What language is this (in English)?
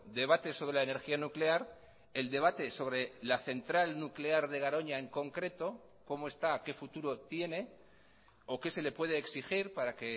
Spanish